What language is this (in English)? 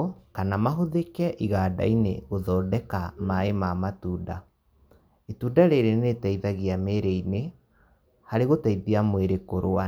Kikuyu